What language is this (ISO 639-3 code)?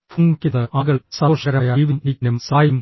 mal